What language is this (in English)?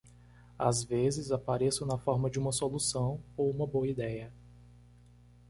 Portuguese